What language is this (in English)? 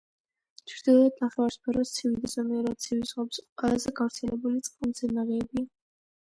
Georgian